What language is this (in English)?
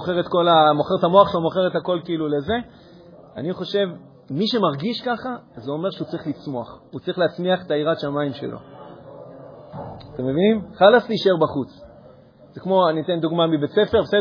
Hebrew